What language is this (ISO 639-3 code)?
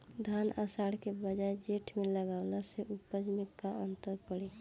bho